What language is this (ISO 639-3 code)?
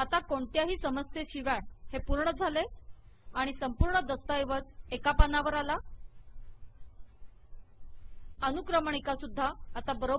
ita